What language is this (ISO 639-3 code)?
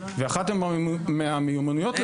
heb